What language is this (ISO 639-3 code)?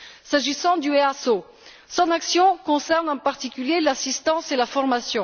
fra